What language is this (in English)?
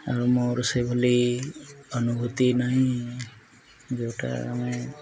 Odia